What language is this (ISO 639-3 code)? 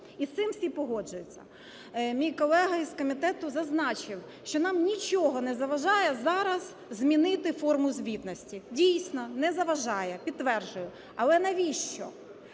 ukr